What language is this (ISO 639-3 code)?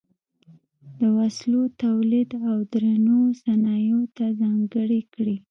pus